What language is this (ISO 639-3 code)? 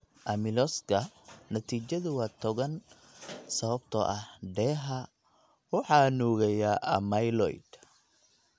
som